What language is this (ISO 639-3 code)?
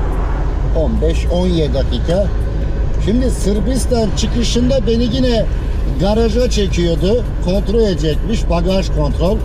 tur